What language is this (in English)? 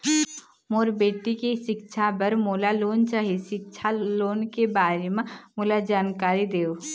Chhattisgarhi